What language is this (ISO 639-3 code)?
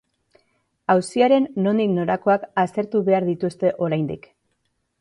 eus